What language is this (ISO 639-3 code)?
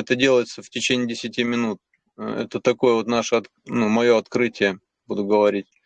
rus